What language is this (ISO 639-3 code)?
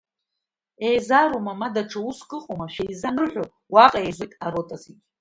abk